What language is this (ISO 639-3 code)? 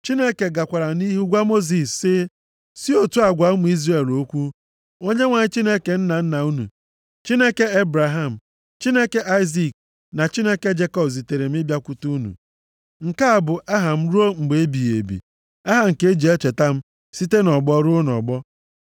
ibo